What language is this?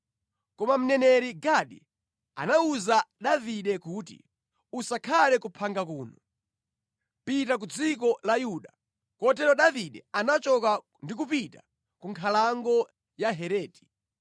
Nyanja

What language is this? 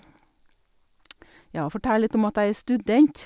Norwegian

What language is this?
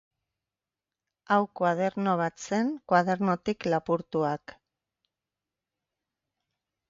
Basque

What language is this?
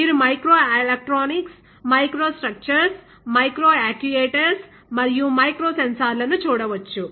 Telugu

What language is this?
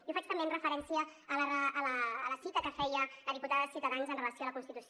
Catalan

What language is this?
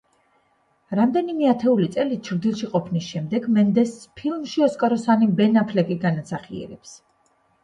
Georgian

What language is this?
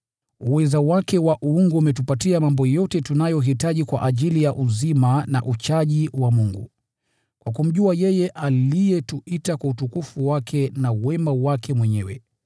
Swahili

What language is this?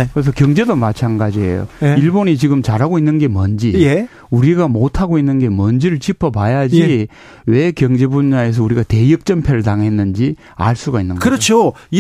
Korean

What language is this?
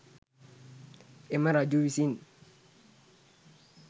Sinhala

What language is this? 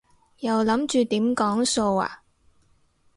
Cantonese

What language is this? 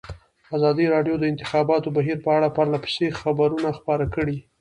Pashto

